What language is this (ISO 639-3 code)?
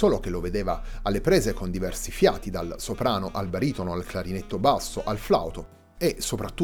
ita